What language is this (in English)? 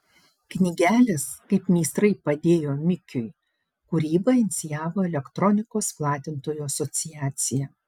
Lithuanian